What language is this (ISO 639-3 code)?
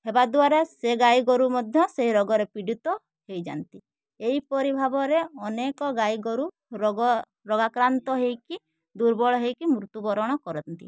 ori